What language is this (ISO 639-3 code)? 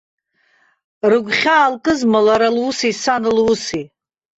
abk